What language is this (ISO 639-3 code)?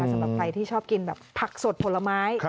tha